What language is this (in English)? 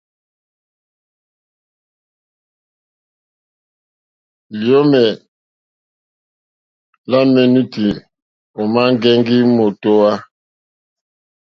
Mokpwe